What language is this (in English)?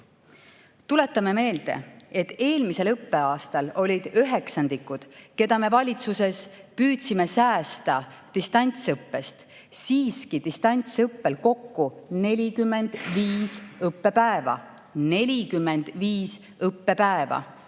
Estonian